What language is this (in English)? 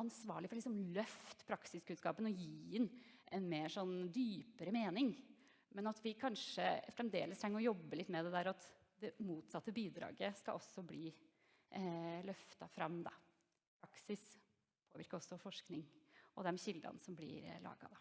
Norwegian